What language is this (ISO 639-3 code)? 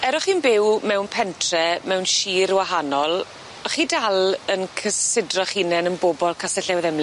cym